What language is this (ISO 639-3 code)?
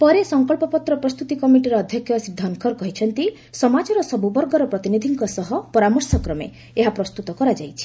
ori